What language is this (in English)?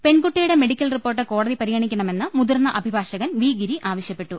Malayalam